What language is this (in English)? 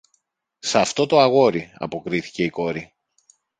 Greek